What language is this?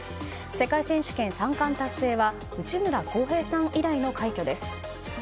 Japanese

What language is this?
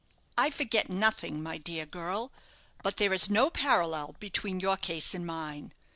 English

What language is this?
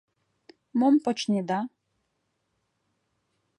Mari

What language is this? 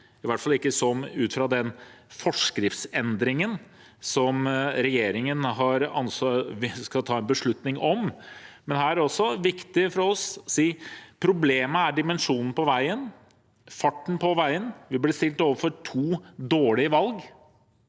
Norwegian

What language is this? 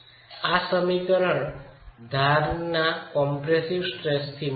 Gujarati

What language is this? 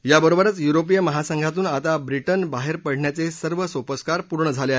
Marathi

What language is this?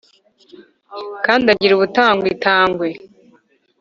Kinyarwanda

